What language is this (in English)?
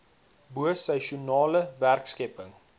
Afrikaans